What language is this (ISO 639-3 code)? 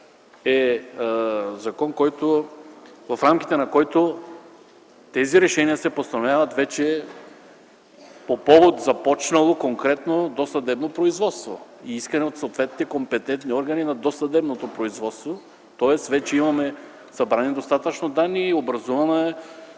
bul